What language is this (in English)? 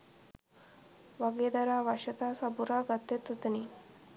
Sinhala